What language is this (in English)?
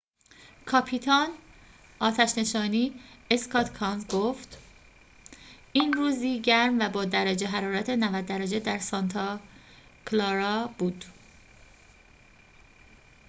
Persian